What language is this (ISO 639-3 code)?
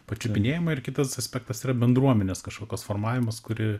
lit